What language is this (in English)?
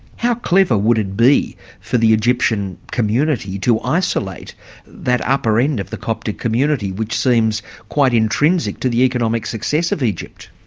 English